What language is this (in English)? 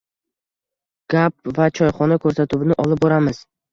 Uzbek